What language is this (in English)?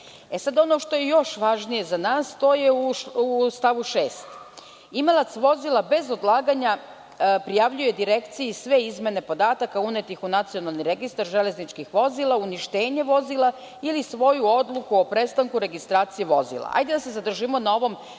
Serbian